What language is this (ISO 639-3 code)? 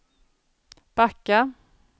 swe